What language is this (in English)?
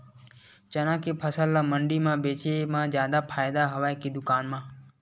Chhattisgarhi